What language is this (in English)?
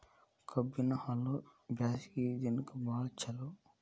Kannada